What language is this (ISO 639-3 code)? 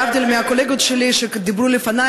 heb